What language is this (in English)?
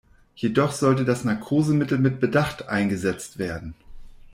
German